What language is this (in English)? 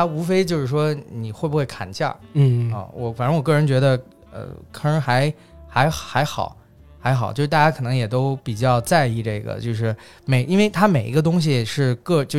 Chinese